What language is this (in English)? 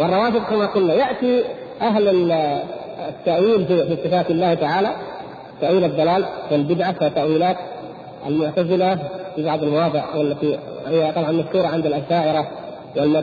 Arabic